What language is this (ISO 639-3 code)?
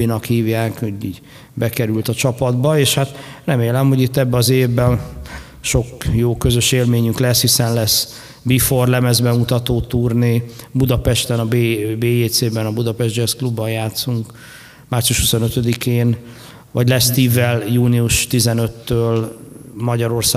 hun